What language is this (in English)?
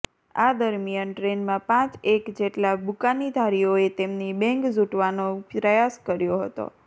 Gujarati